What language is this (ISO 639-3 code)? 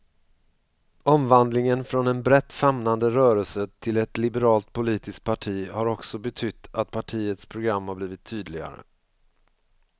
swe